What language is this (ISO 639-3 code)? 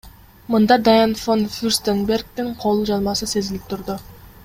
kir